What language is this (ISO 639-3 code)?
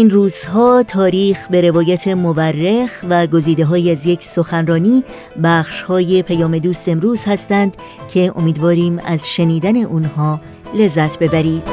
fas